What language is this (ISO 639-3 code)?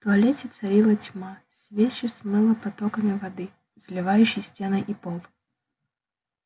rus